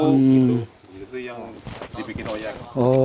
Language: Indonesian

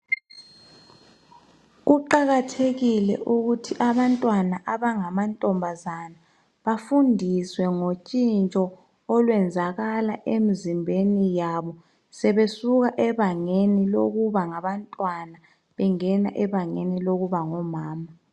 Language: North Ndebele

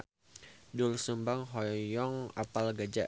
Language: Sundanese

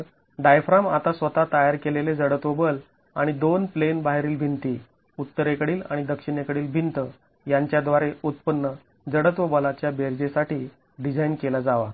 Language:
Marathi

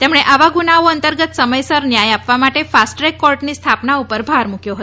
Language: Gujarati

